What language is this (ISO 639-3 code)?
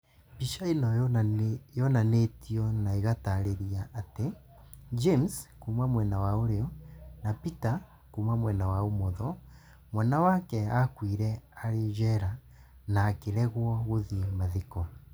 kik